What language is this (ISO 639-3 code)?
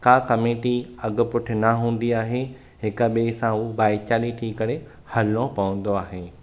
snd